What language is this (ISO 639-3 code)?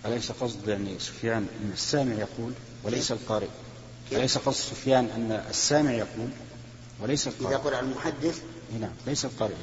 ara